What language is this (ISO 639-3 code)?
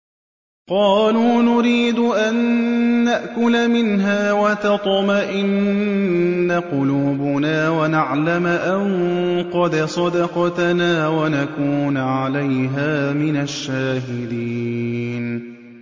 ara